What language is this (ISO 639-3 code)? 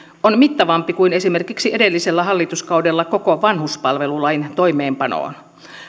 fin